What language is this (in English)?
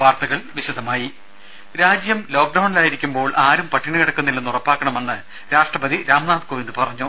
Malayalam